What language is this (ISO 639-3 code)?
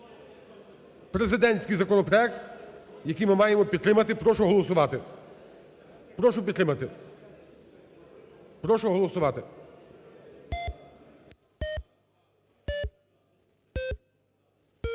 ukr